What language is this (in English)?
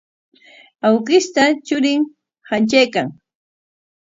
Corongo Ancash Quechua